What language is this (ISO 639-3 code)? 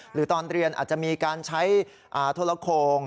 tha